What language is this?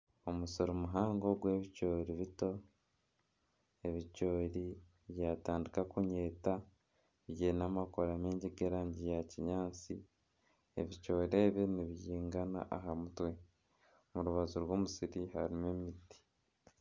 Nyankole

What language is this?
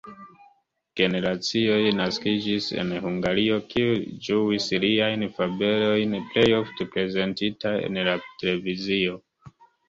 Esperanto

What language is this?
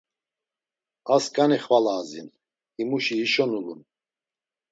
Laz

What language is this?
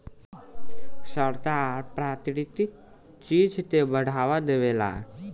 Bhojpuri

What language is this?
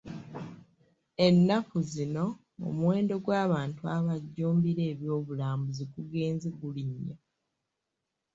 Ganda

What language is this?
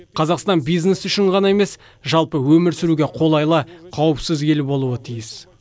Kazakh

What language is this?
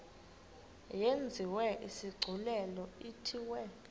Xhosa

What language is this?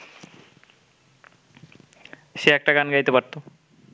Bangla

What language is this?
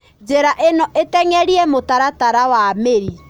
Kikuyu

